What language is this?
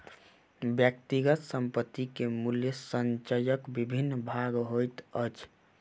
Maithili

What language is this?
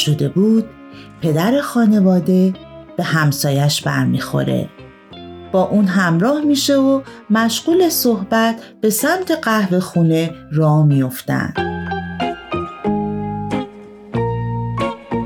Persian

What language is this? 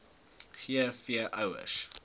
Afrikaans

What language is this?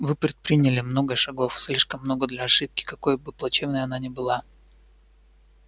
Russian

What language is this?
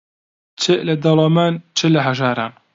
Central Kurdish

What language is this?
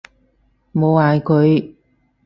Cantonese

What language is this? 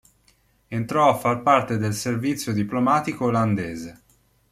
Italian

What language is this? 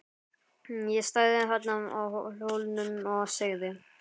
Icelandic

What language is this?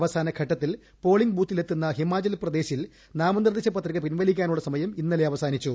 Malayalam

